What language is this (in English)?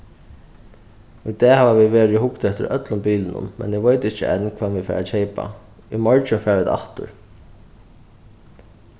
Faroese